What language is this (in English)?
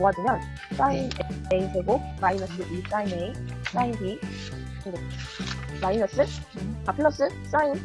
Korean